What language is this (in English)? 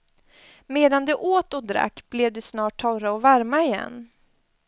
Swedish